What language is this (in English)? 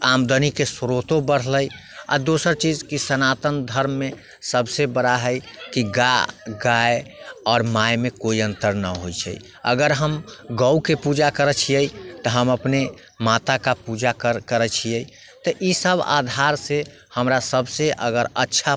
Maithili